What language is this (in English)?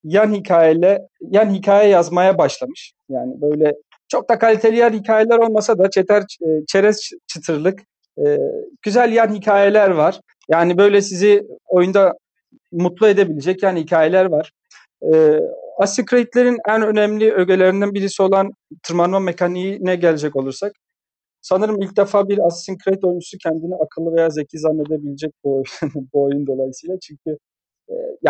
Turkish